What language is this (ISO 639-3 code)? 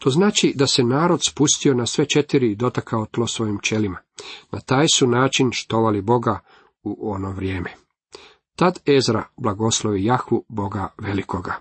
hrv